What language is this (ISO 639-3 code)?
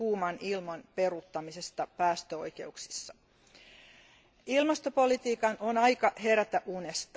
fin